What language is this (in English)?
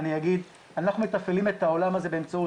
Hebrew